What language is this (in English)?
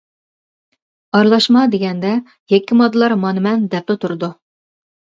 Uyghur